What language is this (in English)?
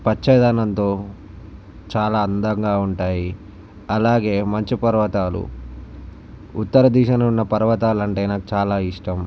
Telugu